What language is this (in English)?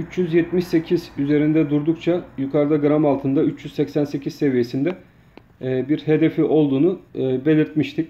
Turkish